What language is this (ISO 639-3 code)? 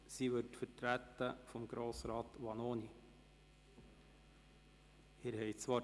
gsw